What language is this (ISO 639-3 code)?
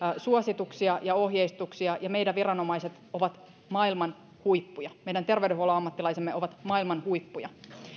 fin